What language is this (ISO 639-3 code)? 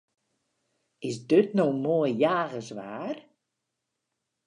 fry